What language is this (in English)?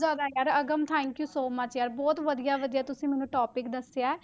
Punjabi